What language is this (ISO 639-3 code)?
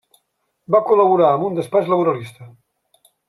cat